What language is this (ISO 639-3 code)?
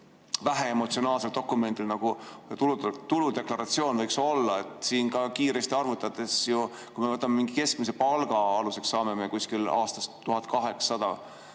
est